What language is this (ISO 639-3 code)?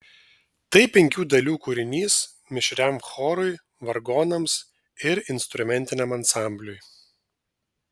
lit